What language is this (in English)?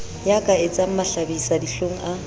Southern Sotho